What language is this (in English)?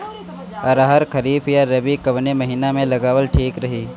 Bhojpuri